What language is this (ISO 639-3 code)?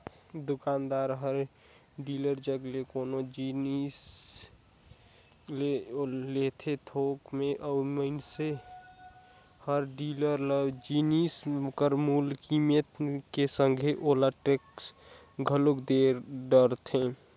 hne